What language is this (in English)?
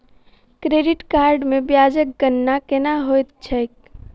Maithili